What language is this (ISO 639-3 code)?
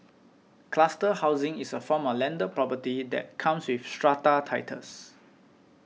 eng